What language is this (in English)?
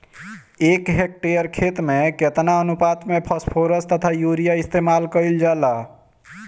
Bhojpuri